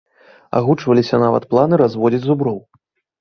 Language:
Belarusian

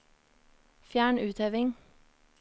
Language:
Norwegian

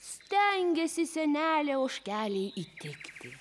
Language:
Lithuanian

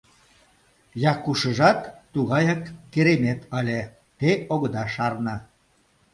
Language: Mari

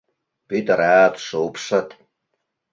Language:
Mari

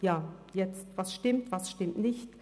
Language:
Swiss German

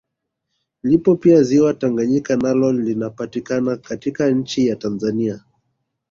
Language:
Swahili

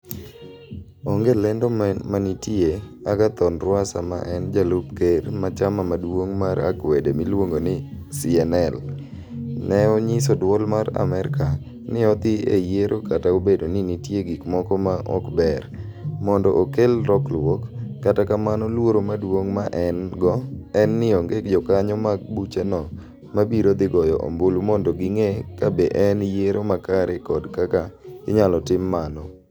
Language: Luo (Kenya and Tanzania)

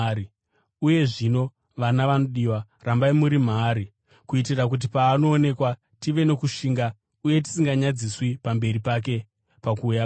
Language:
Shona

